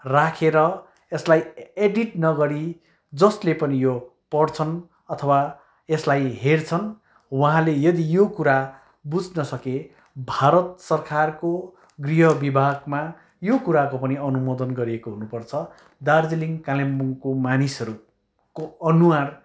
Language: Nepali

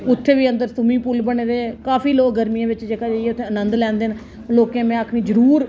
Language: Dogri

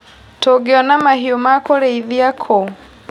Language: Kikuyu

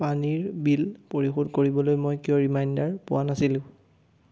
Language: Assamese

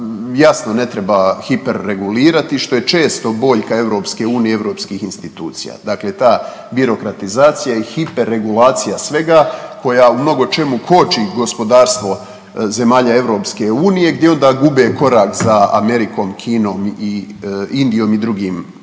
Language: Croatian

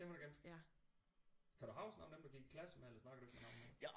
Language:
Danish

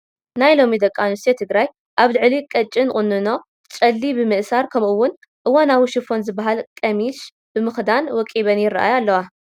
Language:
Tigrinya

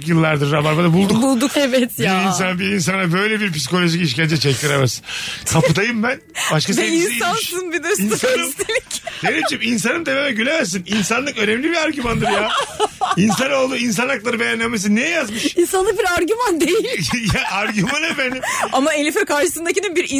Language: Turkish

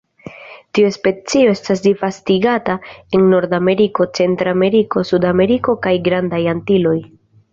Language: Esperanto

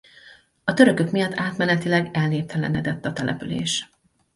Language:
Hungarian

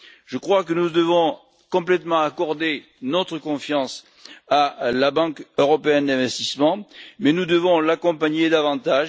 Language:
French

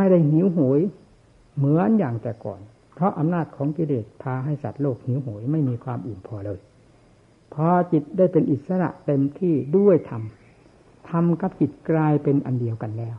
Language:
Thai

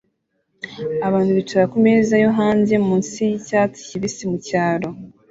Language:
Kinyarwanda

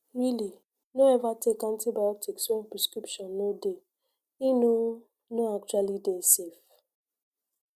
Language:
Nigerian Pidgin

